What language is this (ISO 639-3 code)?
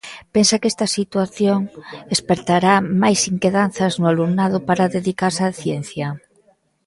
glg